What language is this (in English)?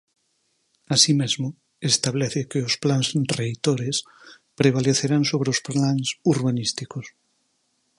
Galician